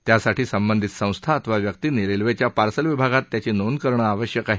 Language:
Marathi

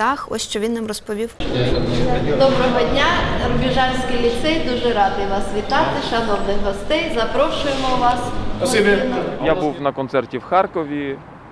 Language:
Ukrainian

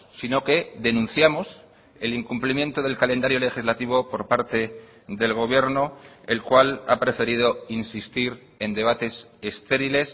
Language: Spanish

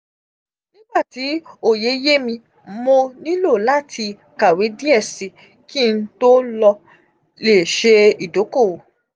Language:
Yoruba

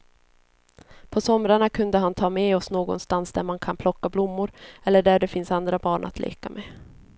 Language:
Swedish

